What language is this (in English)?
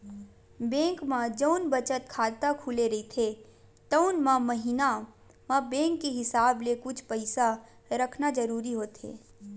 Chhattisgarhi